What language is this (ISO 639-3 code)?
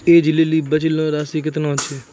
mai